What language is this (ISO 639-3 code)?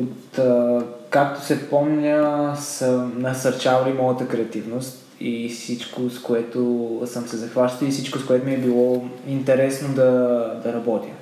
bul